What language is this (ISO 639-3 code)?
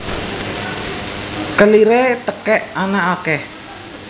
jav